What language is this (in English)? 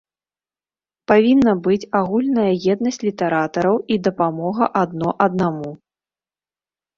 Belarusian